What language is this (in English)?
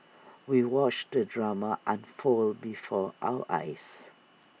English